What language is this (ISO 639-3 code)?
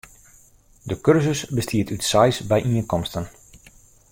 fry